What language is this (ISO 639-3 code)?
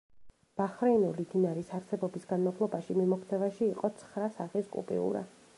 kat